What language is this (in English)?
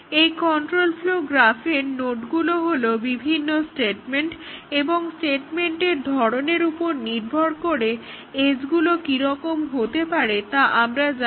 Bangla